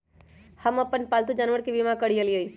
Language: Magahi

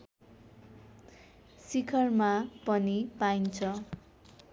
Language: Nepali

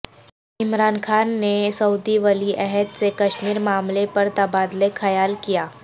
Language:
Urdu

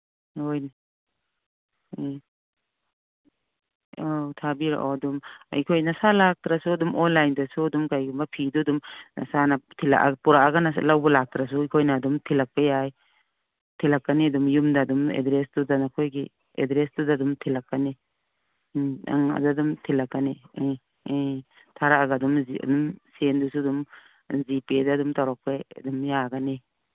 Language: Manipuri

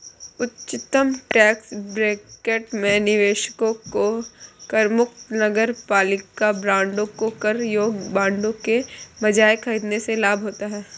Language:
Hindi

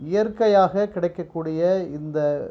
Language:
Tamil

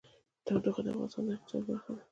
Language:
Pashto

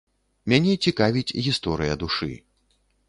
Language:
Belarusian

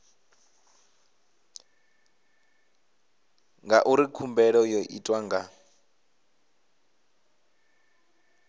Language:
Venda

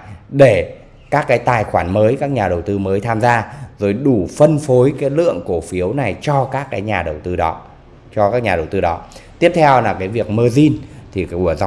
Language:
Vietnamese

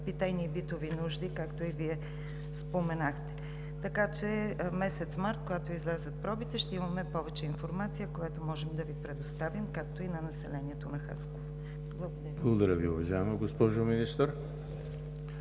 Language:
Bulgarian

